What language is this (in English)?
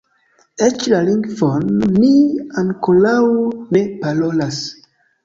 Esperanto